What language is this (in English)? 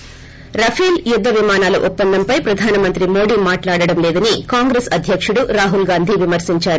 Telugu